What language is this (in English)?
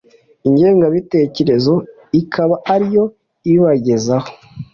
Kinyarwanda